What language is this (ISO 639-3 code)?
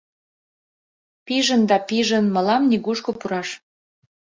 chm